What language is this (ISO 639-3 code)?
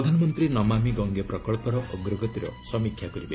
ori